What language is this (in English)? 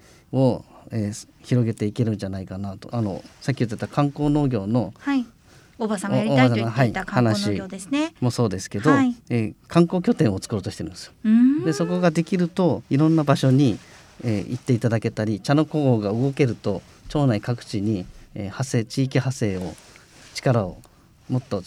Japanese